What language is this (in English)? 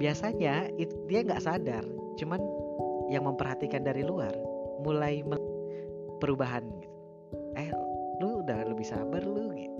Indonesian